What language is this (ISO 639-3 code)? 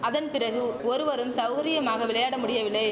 tam